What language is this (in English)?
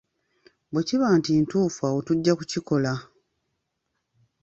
Ganda